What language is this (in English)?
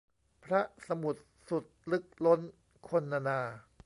Thai